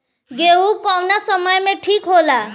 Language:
Bhojpuri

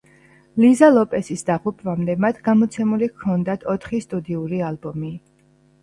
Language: Georgian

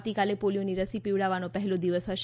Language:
Gujarati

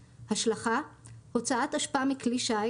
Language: Hebrew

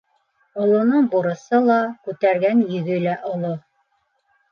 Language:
Bashkir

